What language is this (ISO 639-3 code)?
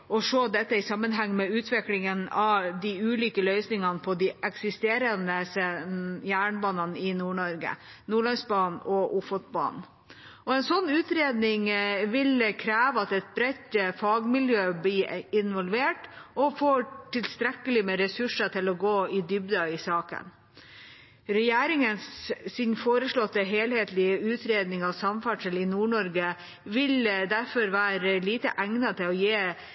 nob